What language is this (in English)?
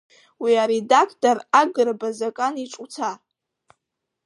Abkhazian